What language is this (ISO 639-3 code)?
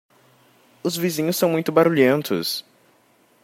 por